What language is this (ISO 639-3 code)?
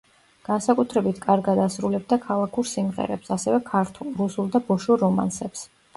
kat